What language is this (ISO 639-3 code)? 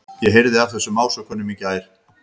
isl